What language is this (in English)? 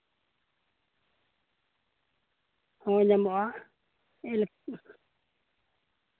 Santali